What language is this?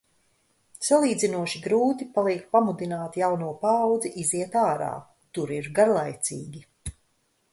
Latvian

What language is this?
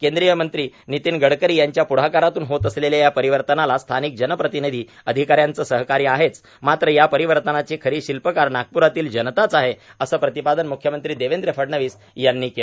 Marathi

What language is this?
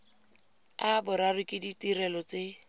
Tswana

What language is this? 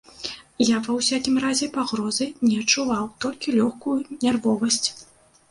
Belarusian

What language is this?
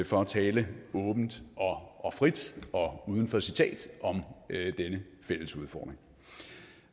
Danish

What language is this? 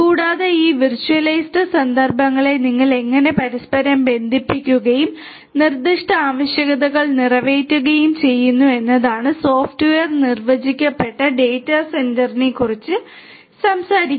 Malayalam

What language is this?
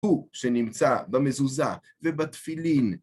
Hebrew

